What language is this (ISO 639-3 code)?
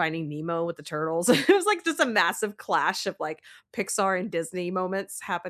eng